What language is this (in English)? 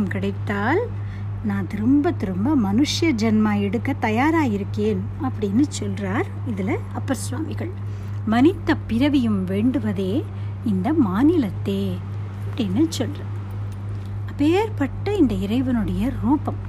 Tamil